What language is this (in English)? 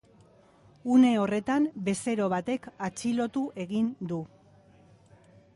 Basque